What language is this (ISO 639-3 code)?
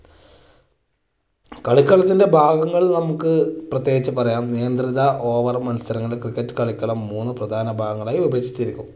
mal